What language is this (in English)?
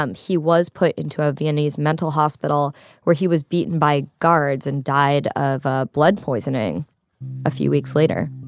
English